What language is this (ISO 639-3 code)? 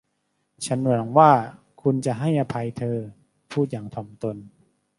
tha